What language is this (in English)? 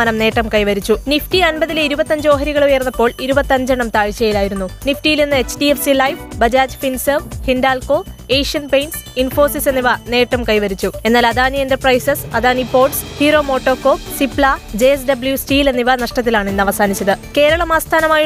Malayalam